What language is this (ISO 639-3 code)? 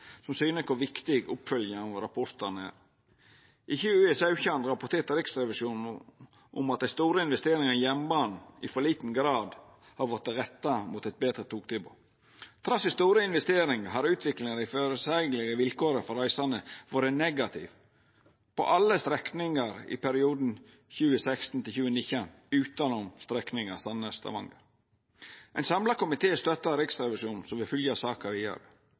nno